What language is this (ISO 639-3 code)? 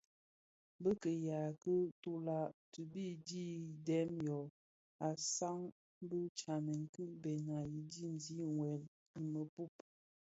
ksf